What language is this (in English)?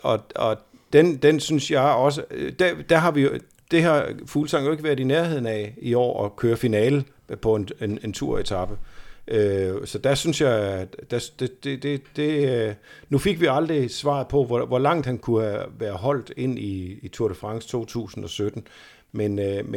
Danish